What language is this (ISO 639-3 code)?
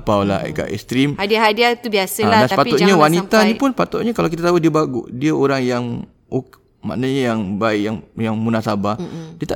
msa